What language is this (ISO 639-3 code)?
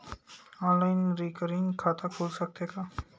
hne